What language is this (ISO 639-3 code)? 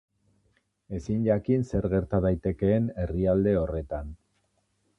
eus